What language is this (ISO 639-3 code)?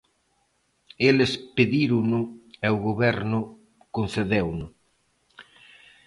glg